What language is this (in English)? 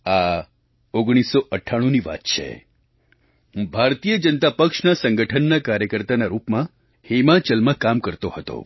Gujarati